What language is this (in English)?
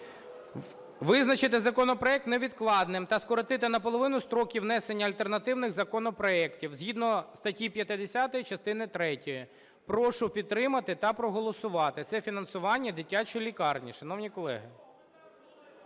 Ukrainian